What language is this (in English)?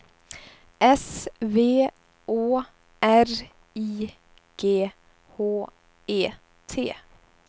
Swedish